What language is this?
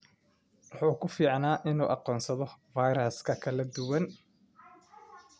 Somali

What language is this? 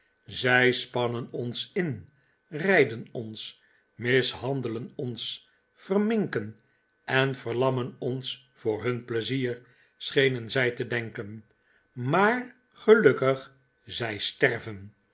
Dutch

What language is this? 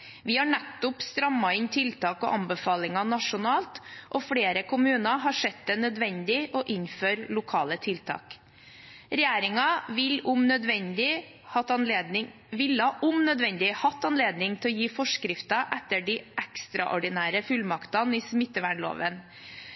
Norwegian Bokmål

